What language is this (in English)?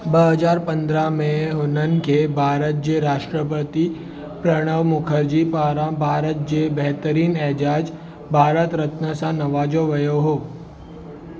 Sindhi